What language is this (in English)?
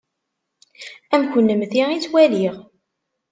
Kabyle